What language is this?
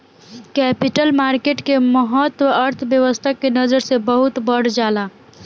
Bhojpuri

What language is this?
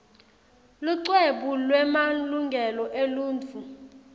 Swati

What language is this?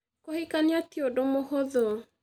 Kikuyu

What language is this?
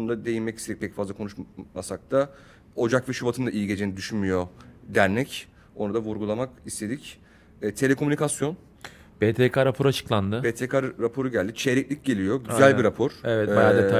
Turkish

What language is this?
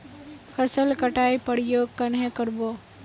Magahi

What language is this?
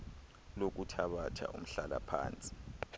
Xhosa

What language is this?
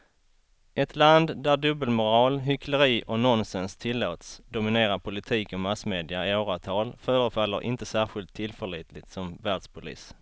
Swedish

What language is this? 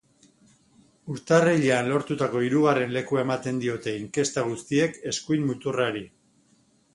Basque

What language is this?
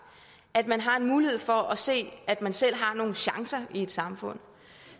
Danish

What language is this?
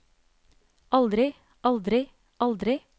Norwegian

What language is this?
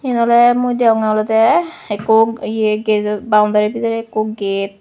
Chakma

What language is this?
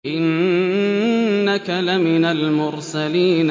Arabic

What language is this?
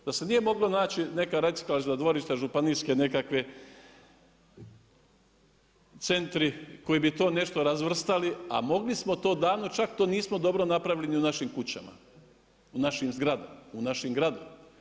Croatian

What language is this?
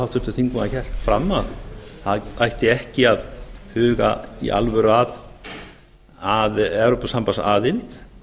Icelandic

